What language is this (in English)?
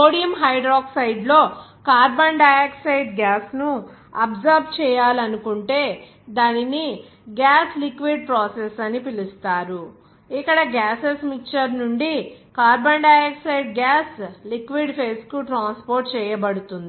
Telugu